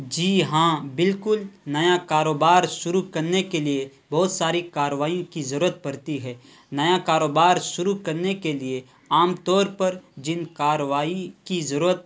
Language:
Urdu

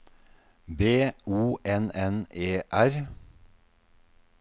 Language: Norwegian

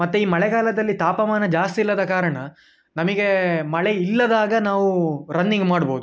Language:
Kannada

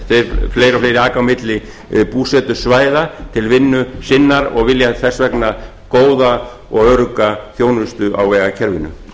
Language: Icelandic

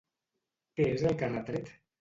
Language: Catalan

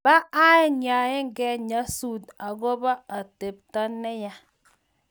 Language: Kalenjin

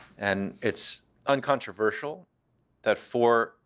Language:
English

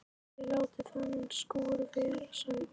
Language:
Icelandic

